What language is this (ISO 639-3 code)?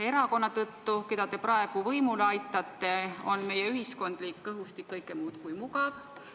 est